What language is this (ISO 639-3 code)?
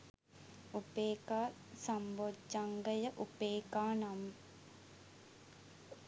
sin